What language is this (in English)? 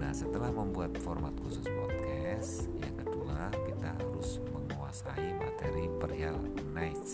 Indonesian